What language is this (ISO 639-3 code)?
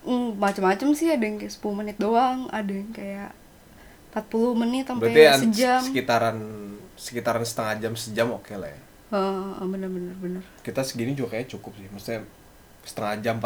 ind